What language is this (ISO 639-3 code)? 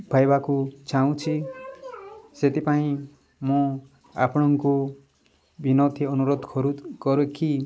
ori